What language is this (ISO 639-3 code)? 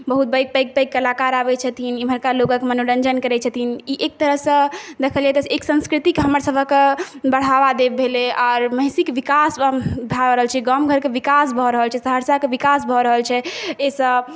mai